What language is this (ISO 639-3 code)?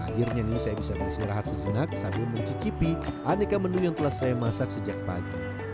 ind